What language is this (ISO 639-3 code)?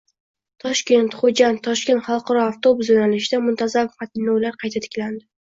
uzb